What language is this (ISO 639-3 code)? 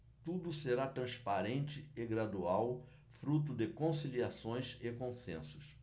por